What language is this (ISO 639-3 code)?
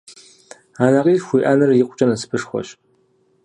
kbd